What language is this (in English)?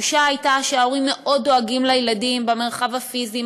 Hebrew